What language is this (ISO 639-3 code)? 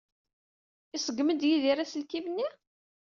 kab